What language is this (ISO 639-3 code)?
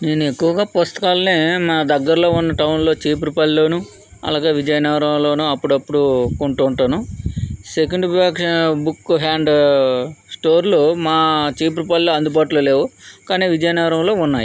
tel